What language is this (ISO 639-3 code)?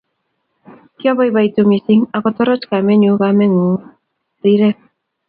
kln